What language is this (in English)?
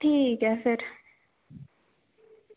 Dogri